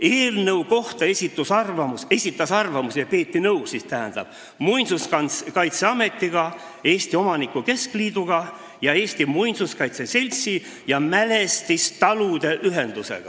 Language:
Estonian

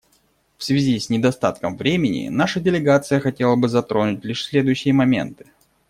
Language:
Russian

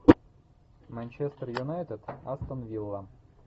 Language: Russian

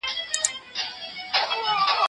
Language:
Pashto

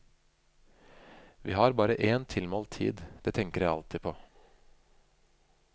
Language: Norwegian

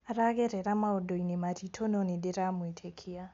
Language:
Kikuyu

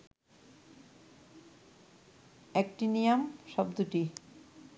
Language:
Bangla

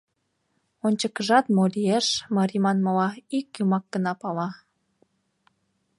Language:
Mari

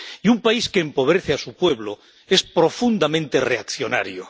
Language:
Spanish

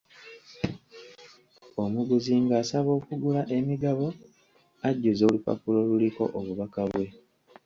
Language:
Ganda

